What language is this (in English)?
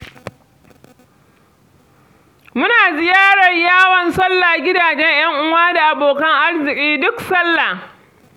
Hausa